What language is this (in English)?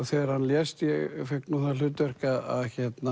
Icelandic